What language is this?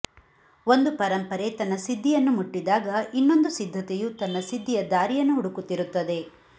Kannada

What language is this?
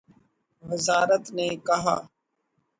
Urdu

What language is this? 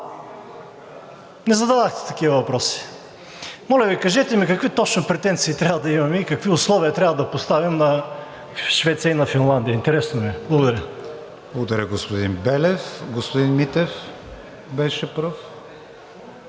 Bulgarian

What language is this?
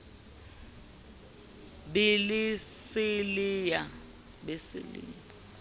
Southern Sotho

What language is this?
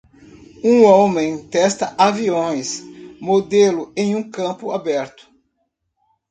Portuguese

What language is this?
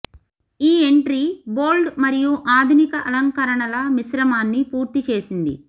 Telugu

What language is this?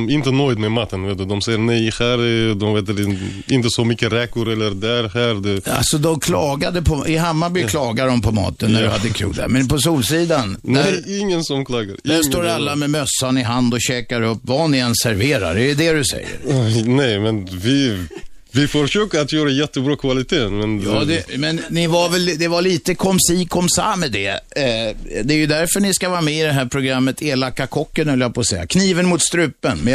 Swedish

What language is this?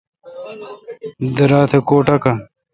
Kalkoti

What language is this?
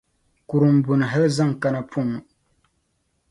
Dagbani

